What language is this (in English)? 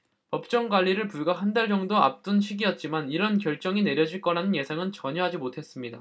Korean